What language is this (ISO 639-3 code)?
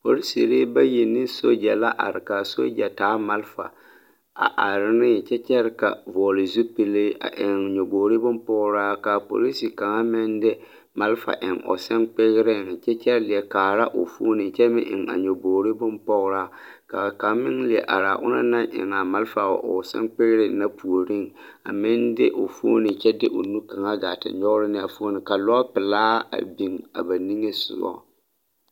dga